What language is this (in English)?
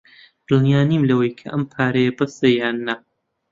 Central Kurdish